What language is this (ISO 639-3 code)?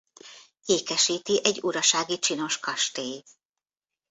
hun